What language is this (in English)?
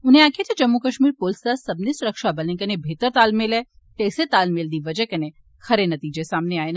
Dogri